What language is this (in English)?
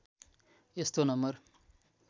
Nepali